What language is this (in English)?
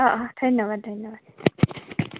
Assamese